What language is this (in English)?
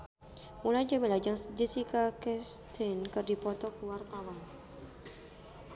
Sundanese